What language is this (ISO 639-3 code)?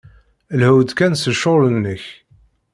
kab